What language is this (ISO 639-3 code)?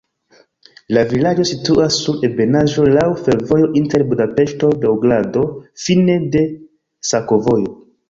epo